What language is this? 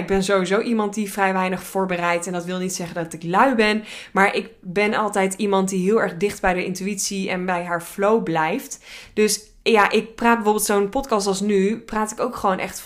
Dutch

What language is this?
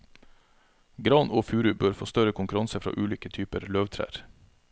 Norwegian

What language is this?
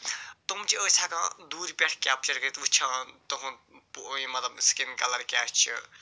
Kashmiri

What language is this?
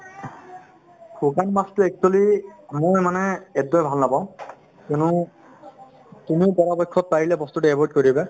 Assamese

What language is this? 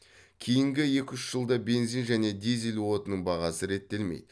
Kazakh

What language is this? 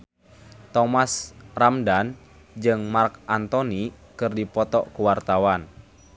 Sundanese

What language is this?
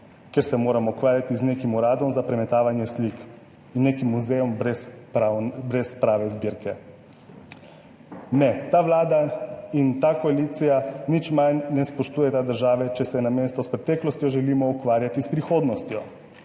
Slovenian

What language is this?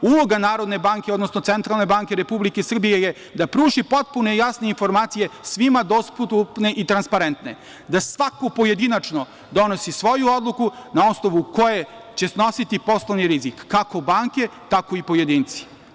Serbian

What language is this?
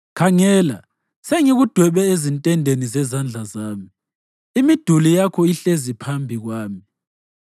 North Ndebele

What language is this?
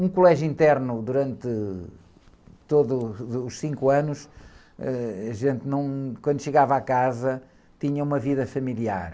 Portuguese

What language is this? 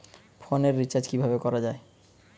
Bangla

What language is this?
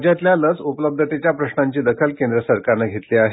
Marathi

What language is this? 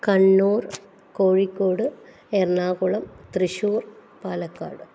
Malayalam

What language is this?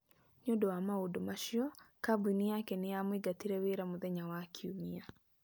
Kikuyu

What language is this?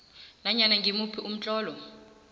South Ndebele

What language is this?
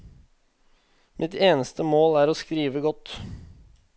Norwegian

